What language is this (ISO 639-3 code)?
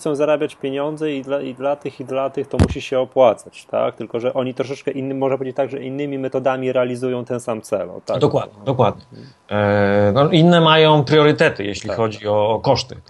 pol